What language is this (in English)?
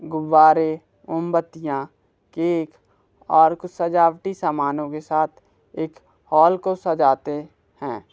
Hindi